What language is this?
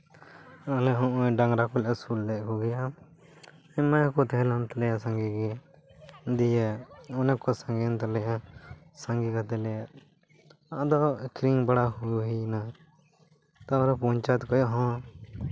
Santali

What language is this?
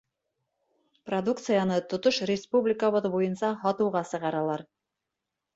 Bashkir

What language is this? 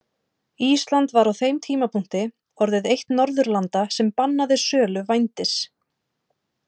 Icelandic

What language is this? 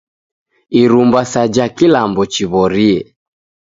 Taita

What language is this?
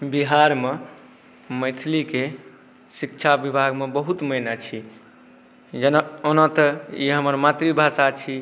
Maithili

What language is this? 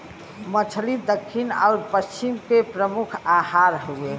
Bhojpuri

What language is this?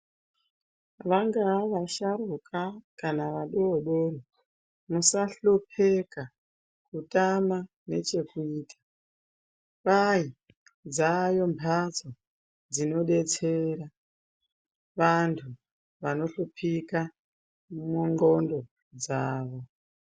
Ndau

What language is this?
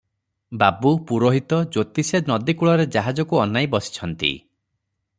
Odia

